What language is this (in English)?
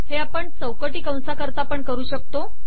Marathi